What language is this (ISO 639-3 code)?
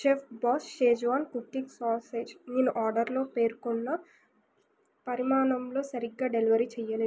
tel